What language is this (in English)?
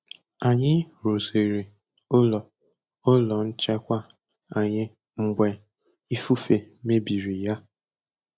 Igbo